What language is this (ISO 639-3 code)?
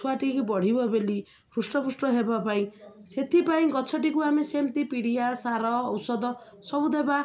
ori